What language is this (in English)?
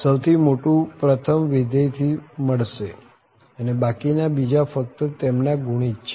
Gujarati